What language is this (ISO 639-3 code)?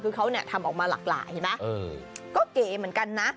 tha